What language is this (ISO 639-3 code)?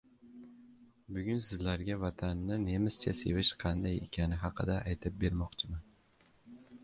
uzb